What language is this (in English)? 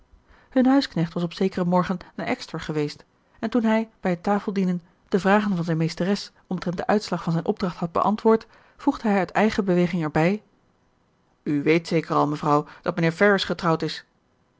Dutch